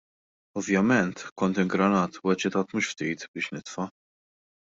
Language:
Maltese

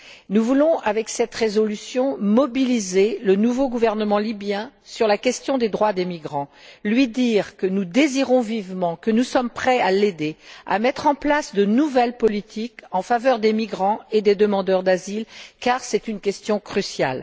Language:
French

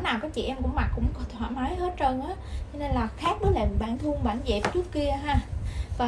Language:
Vietnamese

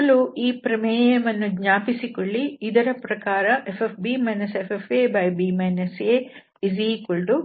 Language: Kannada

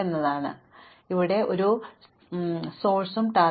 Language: Malayalam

